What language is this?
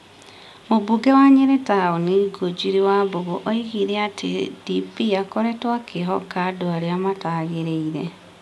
Kikuyu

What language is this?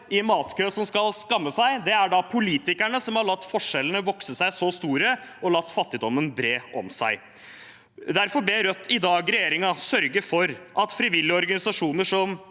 Norwegian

